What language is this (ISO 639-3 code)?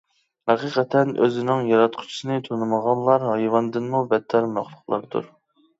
uig